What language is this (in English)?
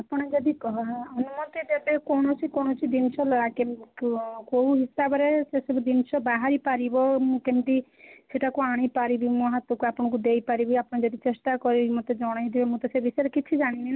Odia